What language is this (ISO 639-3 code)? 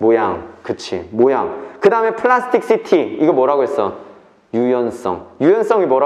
kor